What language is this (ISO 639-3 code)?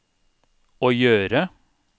nor